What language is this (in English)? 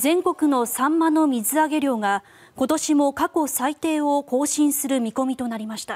Japanese